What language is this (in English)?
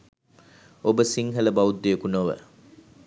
Sinhala